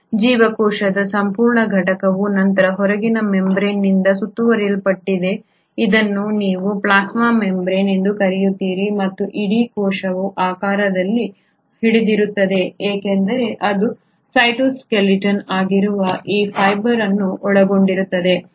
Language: Kannada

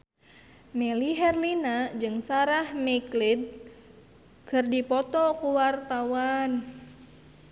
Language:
Sundanese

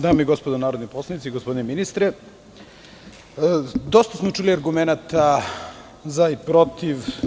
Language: Serbian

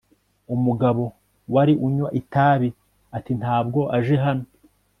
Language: Kinyarwanda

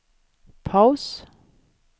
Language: Swedish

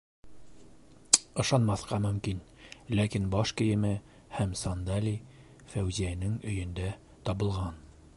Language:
Bashkir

